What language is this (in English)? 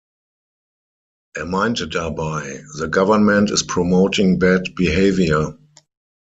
German